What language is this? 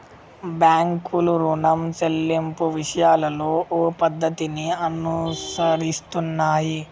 Telugu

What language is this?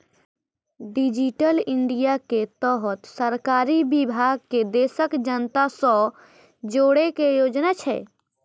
Maithili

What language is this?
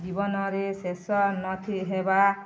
Odia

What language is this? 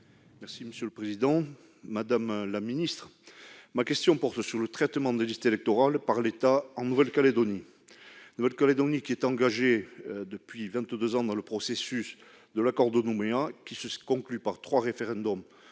French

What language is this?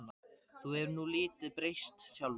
Icelandic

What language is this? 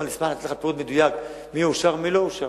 Hebrew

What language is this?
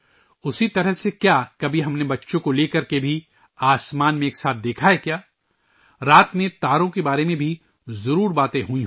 Urdu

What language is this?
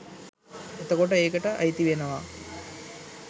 Sinhala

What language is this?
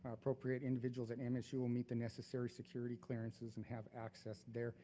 English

